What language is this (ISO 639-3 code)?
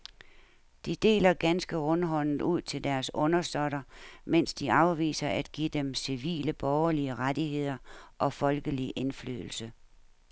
dan